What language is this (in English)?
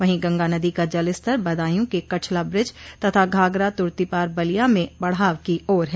Hindi